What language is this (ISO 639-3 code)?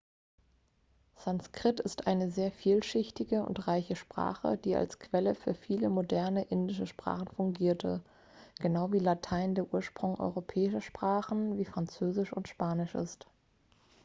deu